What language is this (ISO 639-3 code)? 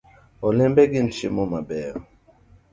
luo